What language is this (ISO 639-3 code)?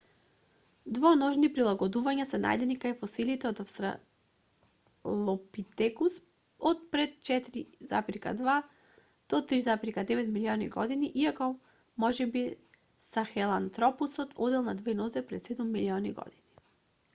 mkd